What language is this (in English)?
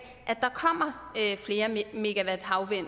Danish